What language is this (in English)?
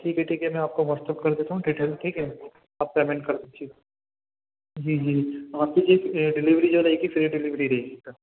Urdu